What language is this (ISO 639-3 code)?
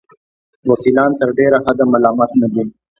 pus